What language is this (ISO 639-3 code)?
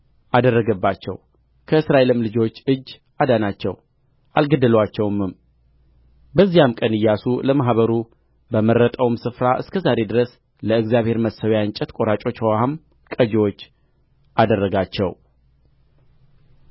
amh